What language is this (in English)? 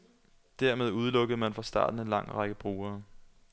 Danish